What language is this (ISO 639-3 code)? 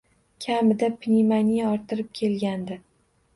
uzb